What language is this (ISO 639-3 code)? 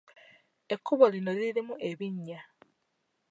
lug